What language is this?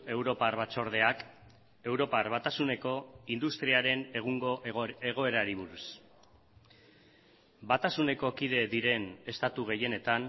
Basque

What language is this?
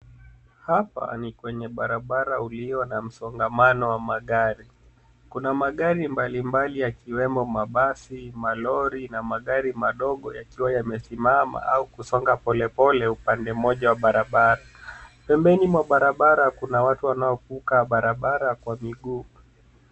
Swahili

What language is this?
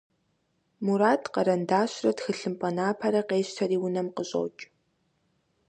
Kabardian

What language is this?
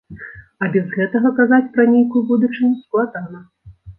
Belarusian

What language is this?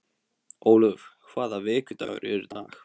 Icelandic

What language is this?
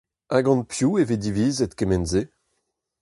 Breton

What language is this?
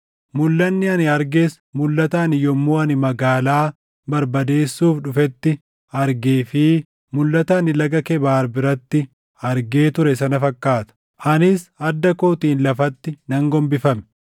Oromo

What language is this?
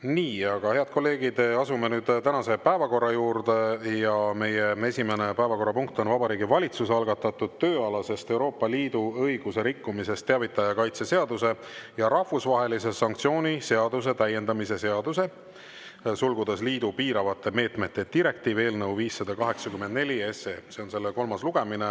Estonian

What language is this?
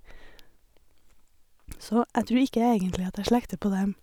Norwegian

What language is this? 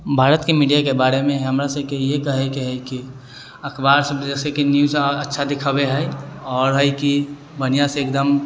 Maithili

